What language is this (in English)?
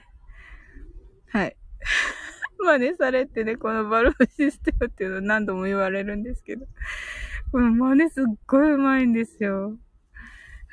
Japanese